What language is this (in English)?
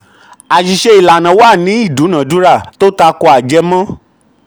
Yoruba